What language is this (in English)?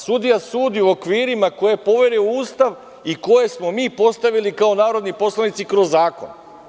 Serbian